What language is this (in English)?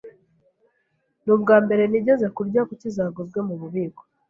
Kinyarwanda